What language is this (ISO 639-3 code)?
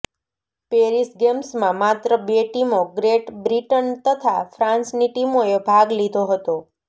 guj